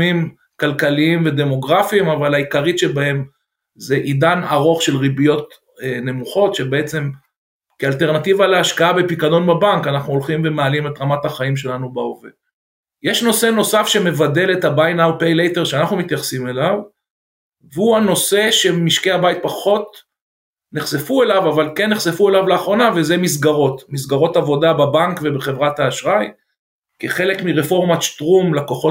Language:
Hebrew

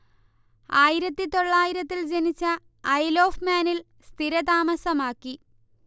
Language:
Malayalam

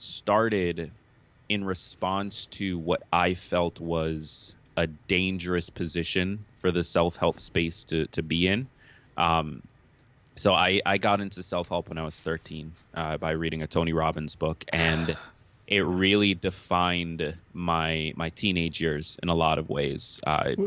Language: English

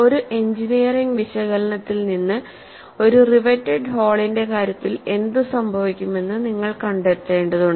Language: Malayalam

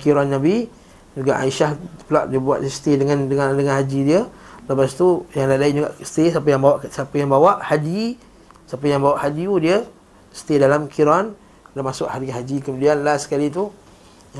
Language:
Malay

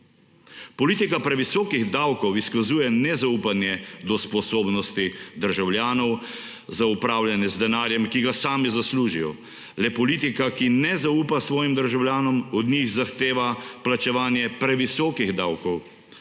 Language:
Slovenian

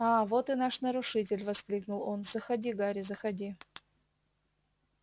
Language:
Russian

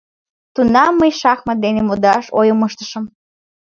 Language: Mari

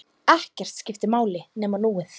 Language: Icelandic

